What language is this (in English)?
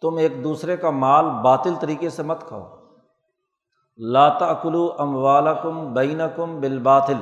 Urdu